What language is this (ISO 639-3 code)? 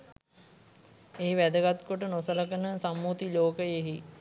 sin